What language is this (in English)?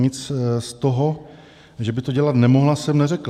Czech